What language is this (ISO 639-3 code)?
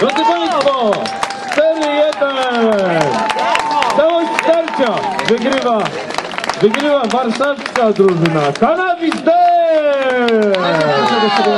pol